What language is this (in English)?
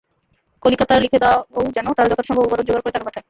Bangla